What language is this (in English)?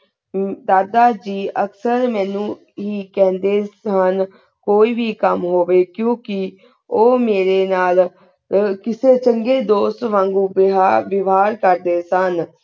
Punjabi